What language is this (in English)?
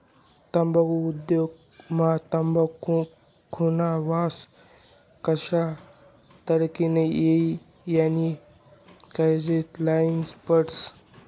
Marathi